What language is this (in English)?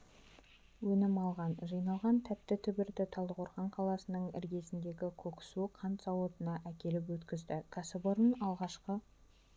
Kazakh